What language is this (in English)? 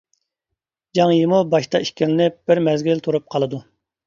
Uyghur